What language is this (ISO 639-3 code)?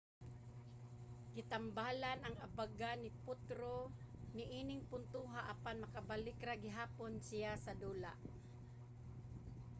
ceb